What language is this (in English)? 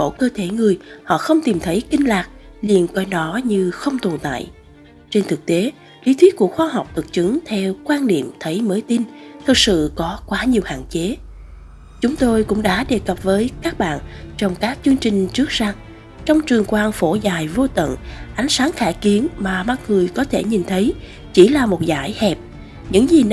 Vietnamese